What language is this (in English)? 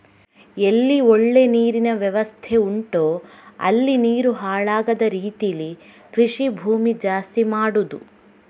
Kannada